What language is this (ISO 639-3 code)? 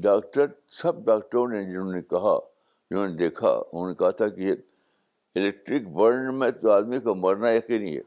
urd